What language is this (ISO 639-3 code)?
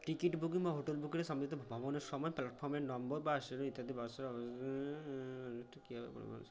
ben